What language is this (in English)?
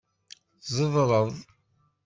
Kabyle